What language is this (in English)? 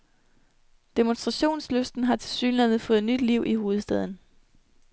Danish